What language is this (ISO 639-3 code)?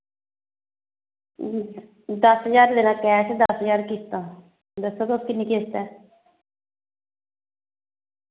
doi